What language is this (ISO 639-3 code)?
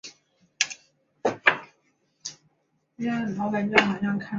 zho